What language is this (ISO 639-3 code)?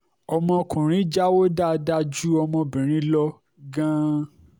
yor